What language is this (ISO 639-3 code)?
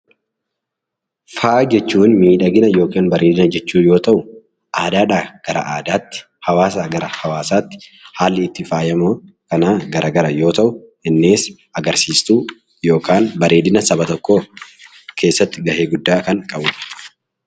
orm